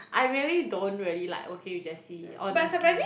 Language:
English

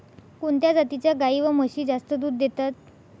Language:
Marathi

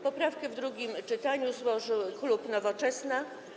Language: Polish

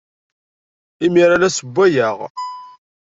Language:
Kabyle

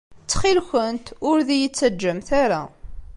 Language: Kabyle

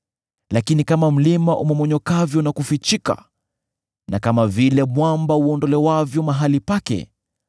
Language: Swahili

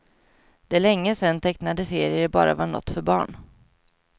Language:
Swedish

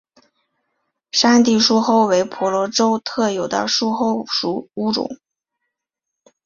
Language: Chinese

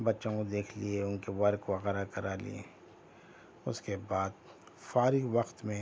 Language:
Urdu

